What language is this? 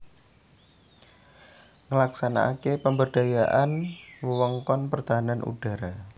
Javanese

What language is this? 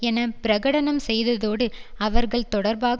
Tamil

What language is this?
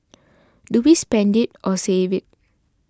English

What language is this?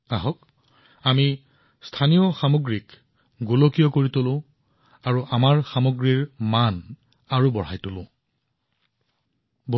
Assamese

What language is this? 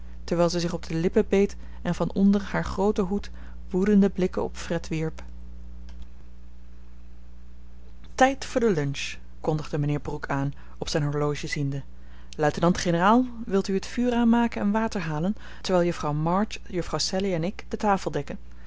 Dutch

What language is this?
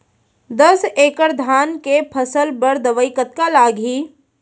Chhattisgarhi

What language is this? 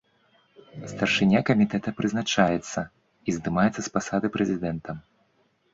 Belarusian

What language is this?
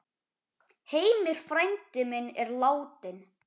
Icelandic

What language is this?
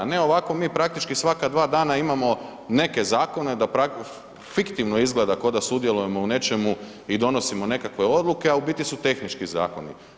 Croatian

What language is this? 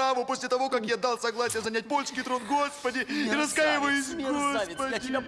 Russian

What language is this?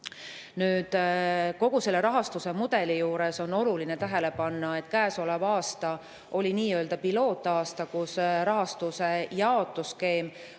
Estonian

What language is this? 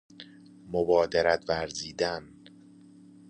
Persian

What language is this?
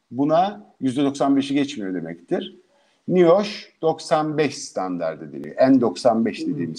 Turkish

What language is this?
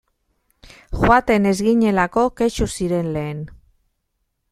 Basque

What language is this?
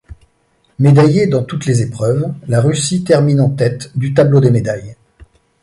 French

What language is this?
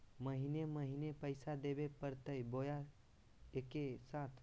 Magahi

